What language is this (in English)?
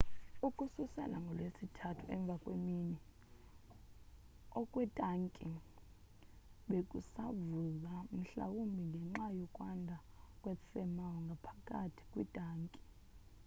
Xhosa